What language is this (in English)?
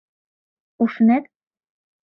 Mari